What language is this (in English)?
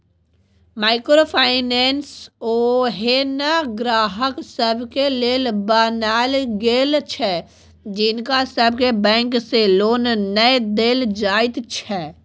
Maithili